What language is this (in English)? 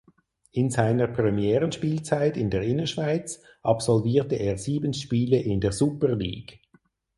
German